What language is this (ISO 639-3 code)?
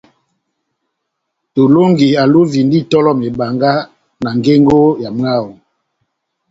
bnm